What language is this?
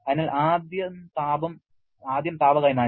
Malayalam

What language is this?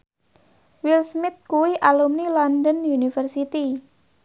Javanese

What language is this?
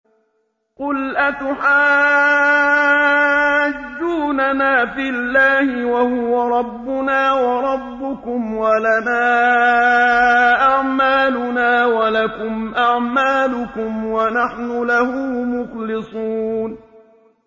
Arabic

